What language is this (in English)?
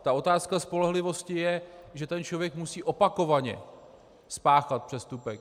Czech